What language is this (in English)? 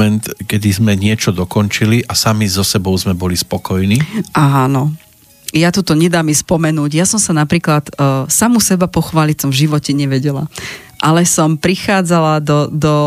Slovak